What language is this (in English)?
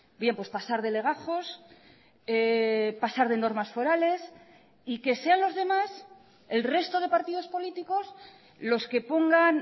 Spanish